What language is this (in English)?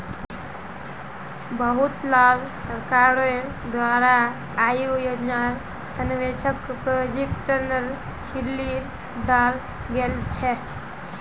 Magahi